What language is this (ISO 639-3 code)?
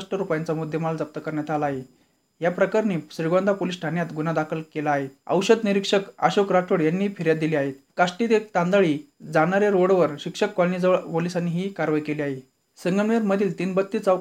mar